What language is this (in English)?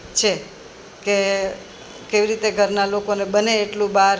Gujarati